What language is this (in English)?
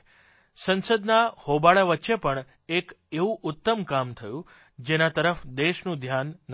Gujarati